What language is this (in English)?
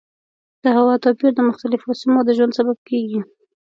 Pashto